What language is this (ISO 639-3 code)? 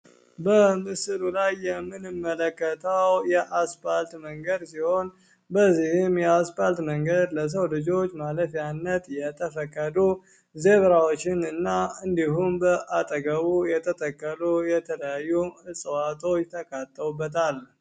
amh